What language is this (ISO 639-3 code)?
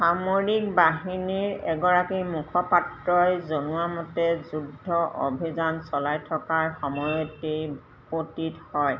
asm